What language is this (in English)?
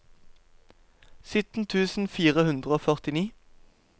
Norwegian